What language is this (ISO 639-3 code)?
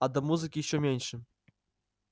rus